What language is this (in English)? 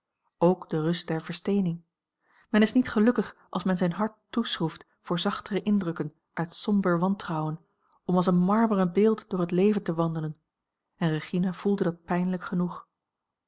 Dutch